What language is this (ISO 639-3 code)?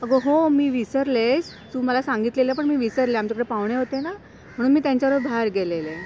mar